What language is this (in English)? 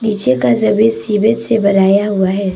Hindi